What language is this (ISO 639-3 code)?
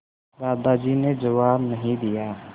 hin